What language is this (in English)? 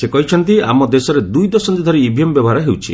Odia